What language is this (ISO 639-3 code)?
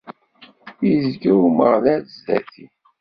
kab